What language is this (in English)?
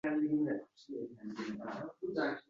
Uzbek